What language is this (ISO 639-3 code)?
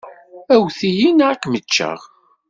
kab